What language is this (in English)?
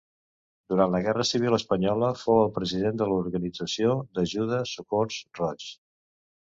Catalan